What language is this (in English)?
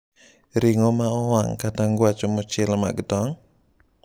Luo (Kenya and Tanzania)